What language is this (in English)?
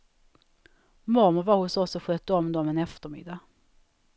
Swedish